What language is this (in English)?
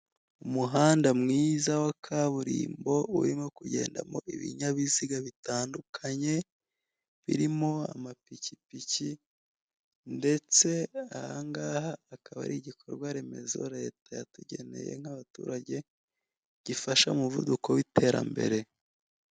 Kinyarwanda